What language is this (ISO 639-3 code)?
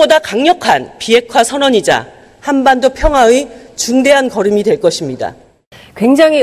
kor